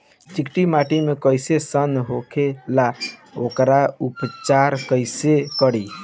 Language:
Bhojpuri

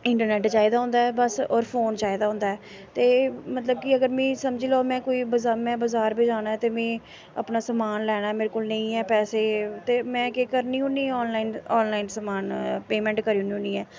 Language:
Dogri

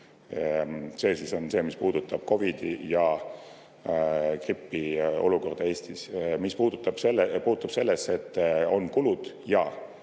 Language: Estonian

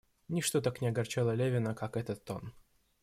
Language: Russian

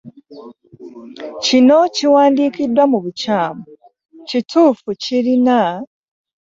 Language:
Ganda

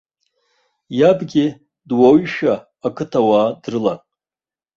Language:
Abkhazian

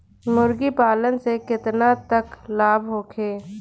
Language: Bhojpuri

